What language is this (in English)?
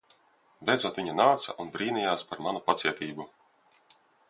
Latvian